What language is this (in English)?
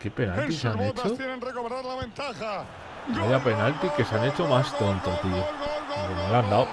Spanish